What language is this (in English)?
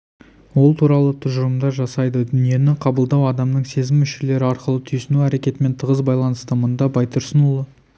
Kazakh